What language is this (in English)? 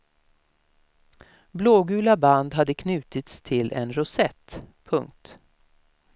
Swedish